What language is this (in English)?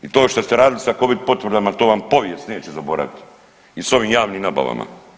Croatian